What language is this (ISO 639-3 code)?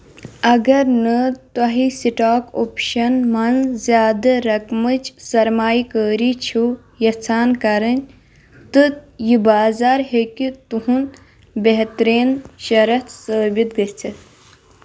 kas